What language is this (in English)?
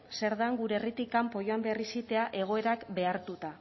Basque